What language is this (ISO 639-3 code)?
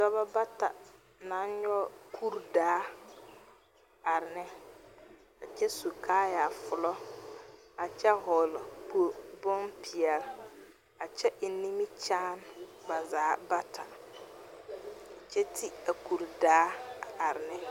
dga